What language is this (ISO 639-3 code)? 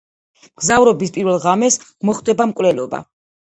kat